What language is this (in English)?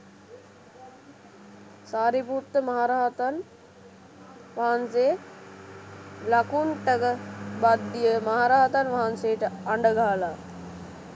Sinhala